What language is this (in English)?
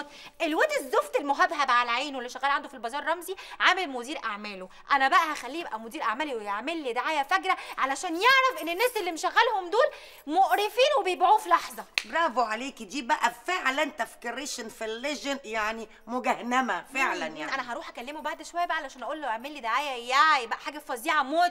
Arabic